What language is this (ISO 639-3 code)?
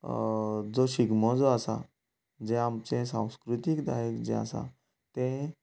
kok